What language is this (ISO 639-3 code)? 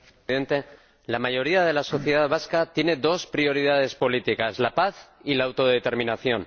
spa